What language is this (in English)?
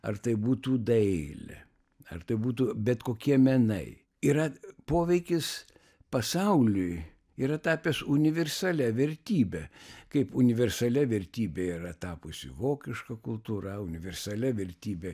Lithuanian